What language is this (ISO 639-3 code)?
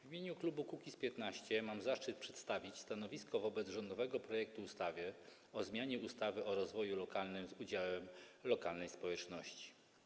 pol